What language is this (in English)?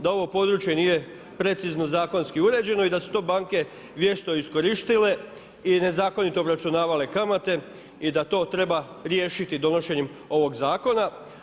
Croatian